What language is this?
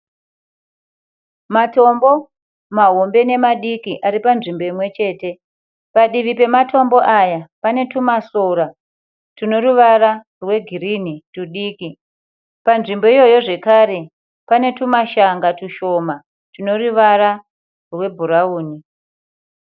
Shona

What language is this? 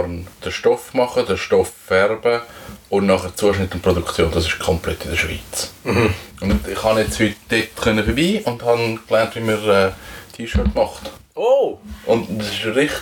German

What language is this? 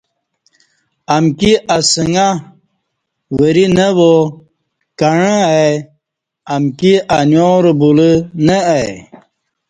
Kati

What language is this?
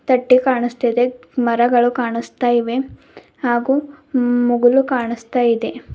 Kannada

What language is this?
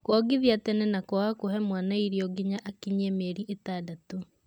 Kikuyu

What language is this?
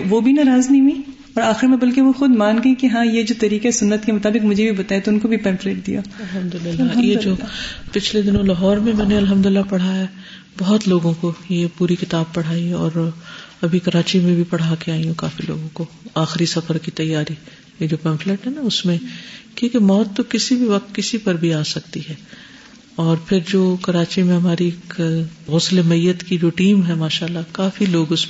Urdu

